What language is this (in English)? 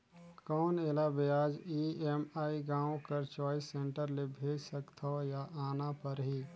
Chhattisgarhi